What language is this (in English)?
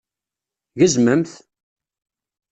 Kabyle